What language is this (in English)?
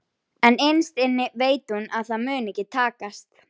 Icelandic